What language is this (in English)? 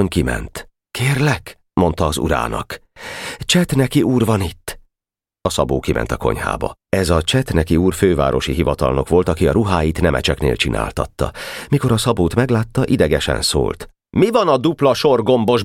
Hungarian